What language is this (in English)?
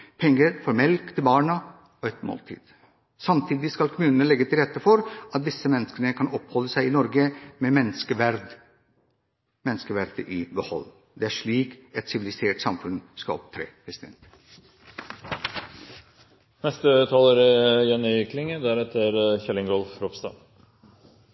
Norwegian